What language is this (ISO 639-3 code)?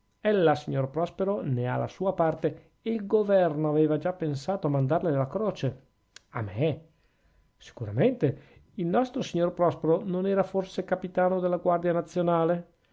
ita